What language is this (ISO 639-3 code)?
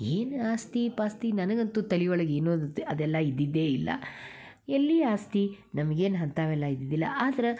kan